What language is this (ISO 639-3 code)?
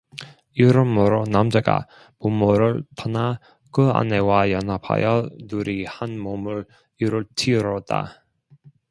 kor